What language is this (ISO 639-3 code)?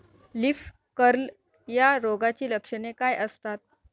mar